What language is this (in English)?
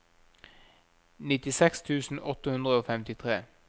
Norwegian